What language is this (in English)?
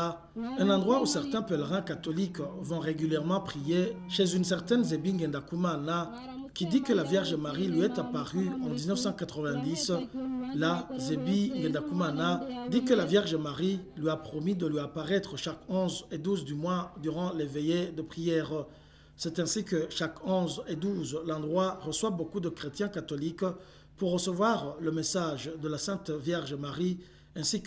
French